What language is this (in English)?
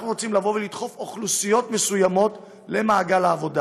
Hebrew